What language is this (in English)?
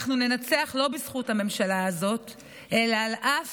Hebrew